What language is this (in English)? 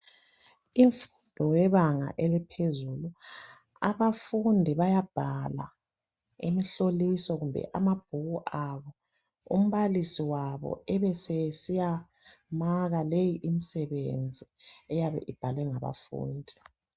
North Ndebele